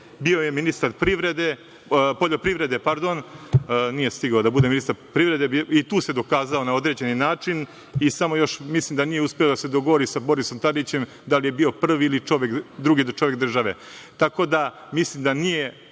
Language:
Serbian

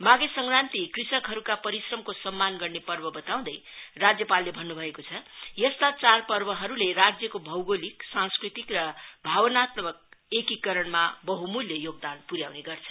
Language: Nepali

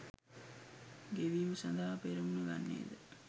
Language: Sinhala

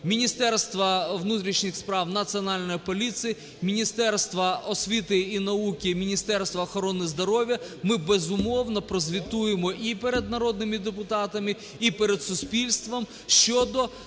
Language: Ukrainian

